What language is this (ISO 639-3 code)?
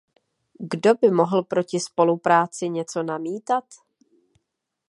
ces